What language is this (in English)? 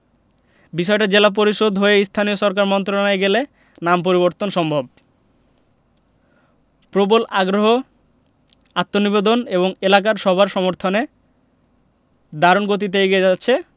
Bangla